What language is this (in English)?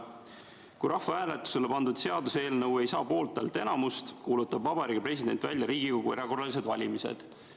Estonian